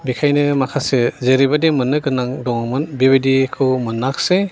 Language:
Bodo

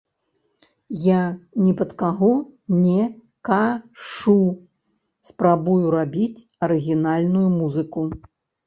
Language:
Belarusian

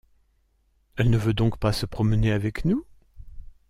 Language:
French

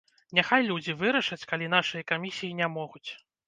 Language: Belarusian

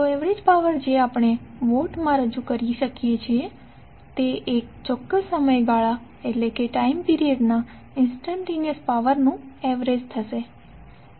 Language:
Gujarati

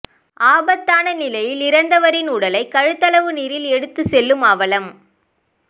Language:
Tamil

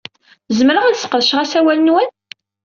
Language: Kabyle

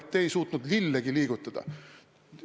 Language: Estonian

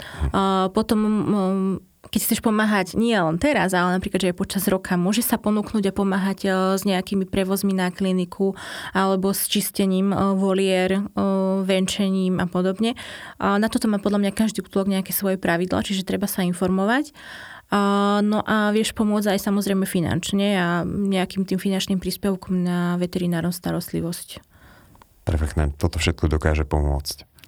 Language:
Slovak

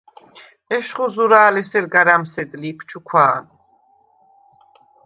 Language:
Svan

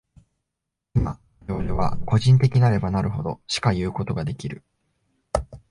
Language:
Japanese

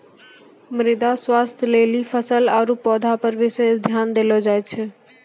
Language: Maithili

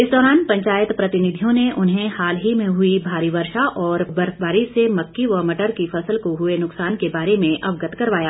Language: Hindi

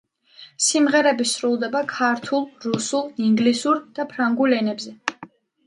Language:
Georgian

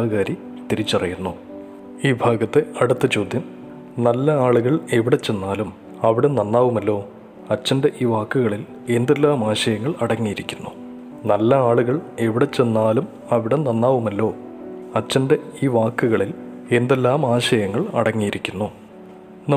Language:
Malayalam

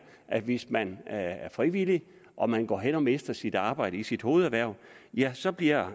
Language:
Danish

